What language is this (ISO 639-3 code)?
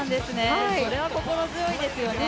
jpn